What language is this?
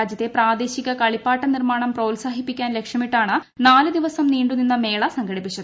Malayalam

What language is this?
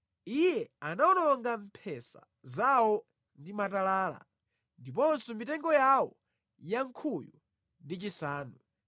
Nyanja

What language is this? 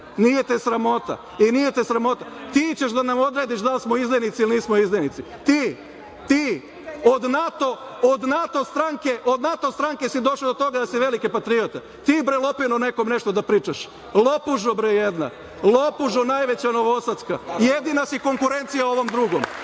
Serbian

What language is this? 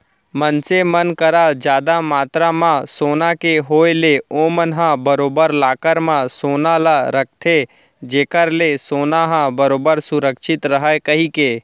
Chhattisgarhi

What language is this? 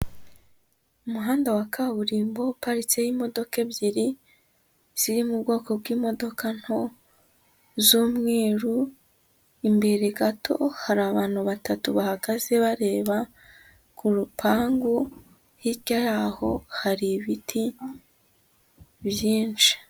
Kinyarwanda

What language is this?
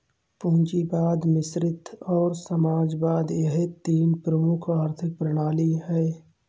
Hindi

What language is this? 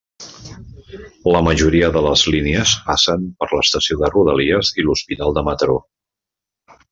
Catalan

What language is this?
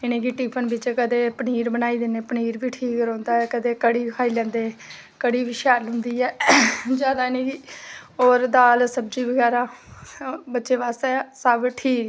Dogri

